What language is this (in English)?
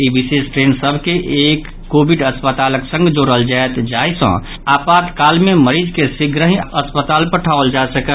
Maithili